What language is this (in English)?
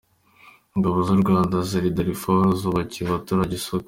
Kinyarwanda